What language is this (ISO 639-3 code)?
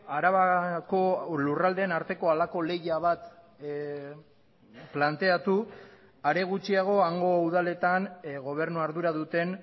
eus